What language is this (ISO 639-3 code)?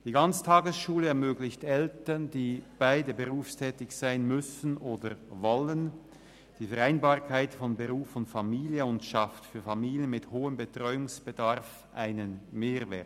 gsw